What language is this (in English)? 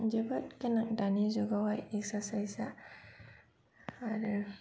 Bodo